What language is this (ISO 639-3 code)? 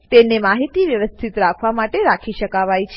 guj